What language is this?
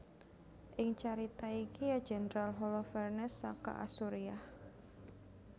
Javanese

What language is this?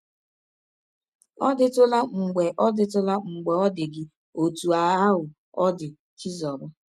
Igbo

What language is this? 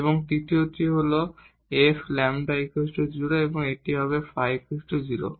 Bangla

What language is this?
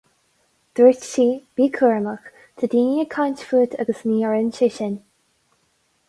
Irish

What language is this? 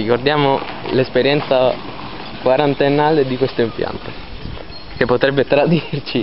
Italian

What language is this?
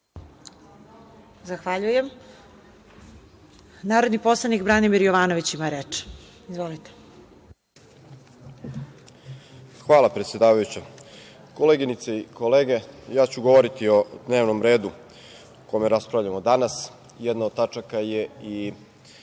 Serbian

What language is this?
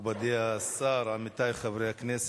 Hebrew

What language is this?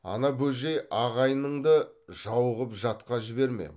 Kazakh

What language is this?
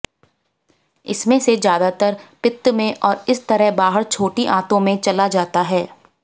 Hindi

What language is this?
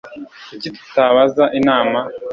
Kinyarwanda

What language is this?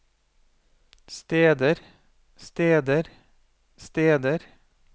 Norwegian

